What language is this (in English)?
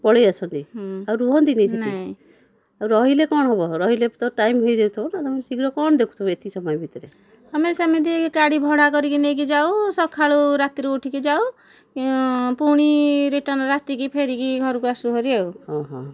Odia